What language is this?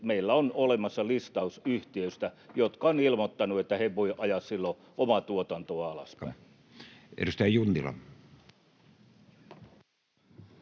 Finnish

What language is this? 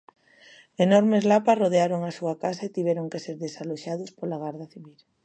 Galician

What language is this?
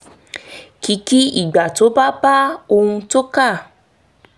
Yoruba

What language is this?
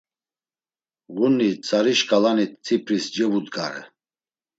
Laz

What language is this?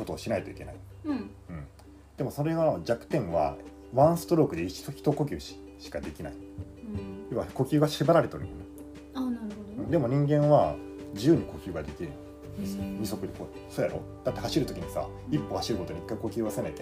Japanese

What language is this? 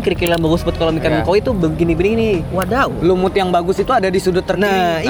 Indonesian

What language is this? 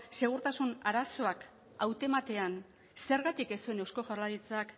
Basque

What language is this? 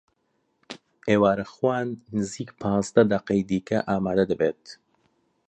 Central Kurdish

